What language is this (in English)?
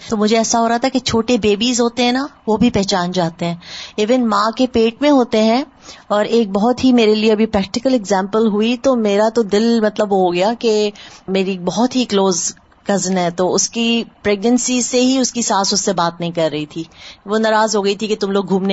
Urdu